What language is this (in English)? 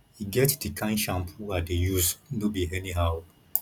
Nigerian Pidgin